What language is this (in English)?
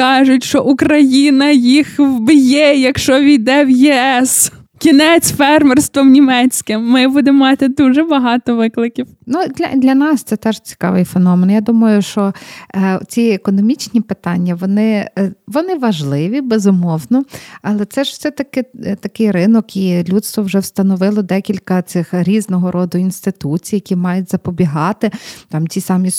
Ukrainian